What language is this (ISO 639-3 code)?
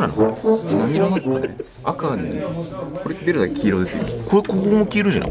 jpn